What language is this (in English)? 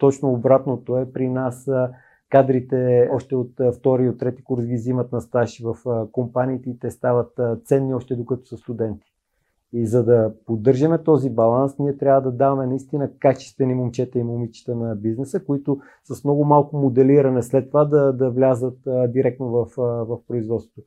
Bulgarian